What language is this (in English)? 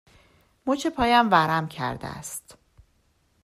Persian